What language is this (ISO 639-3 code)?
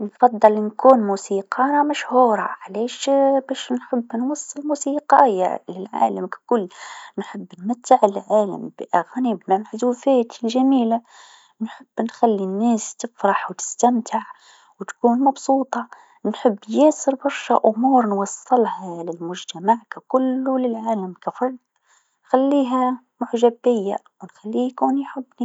aeb